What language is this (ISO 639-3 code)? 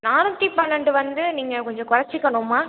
tam